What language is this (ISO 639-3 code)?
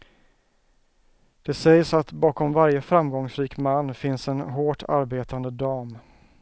swe